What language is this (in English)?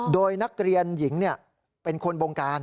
Thai